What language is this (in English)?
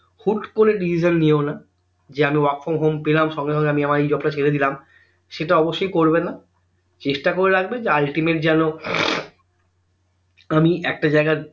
Bangla